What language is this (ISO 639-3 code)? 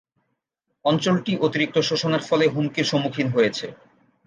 ben